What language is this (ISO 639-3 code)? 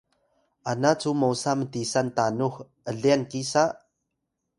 tay